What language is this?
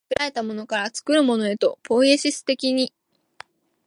Japanese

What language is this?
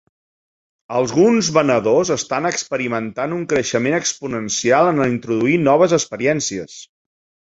Catalan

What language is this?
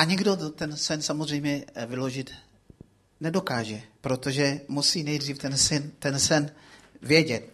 Czech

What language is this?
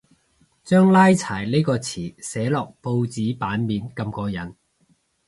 Cantonese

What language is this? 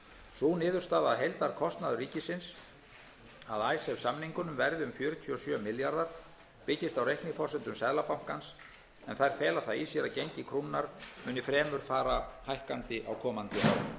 Icelandic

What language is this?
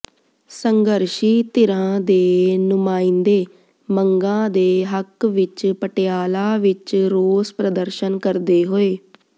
Punjabi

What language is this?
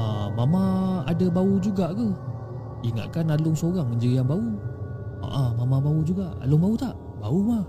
Malay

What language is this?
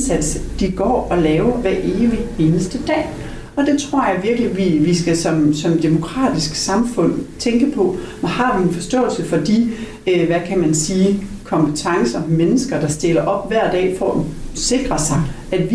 Danish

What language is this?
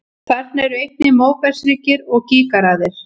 Icelandic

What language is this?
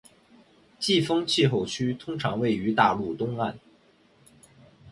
Chinese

